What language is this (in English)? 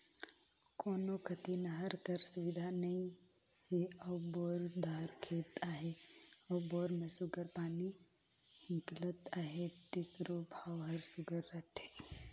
Chhattisgarhi